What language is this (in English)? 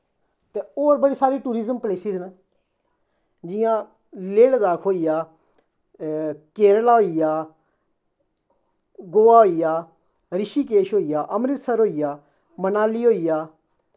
Dogri